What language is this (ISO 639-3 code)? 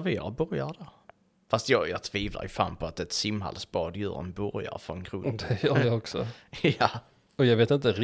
swe